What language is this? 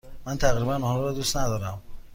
Persian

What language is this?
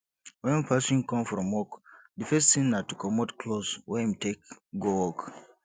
Nigerian Pidgin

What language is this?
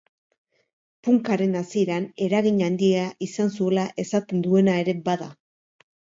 Basque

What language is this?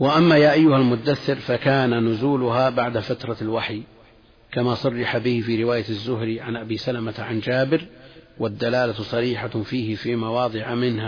Arabic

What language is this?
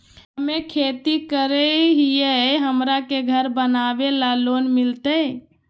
Magahi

